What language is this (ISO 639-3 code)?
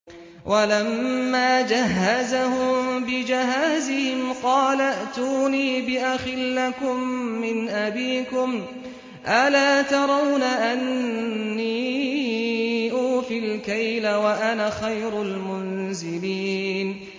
ara